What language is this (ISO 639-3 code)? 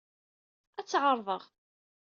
kab